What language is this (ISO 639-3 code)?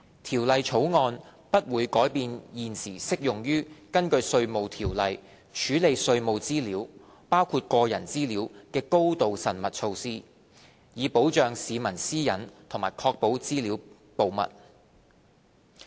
yue